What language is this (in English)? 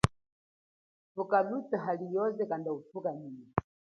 Chokwe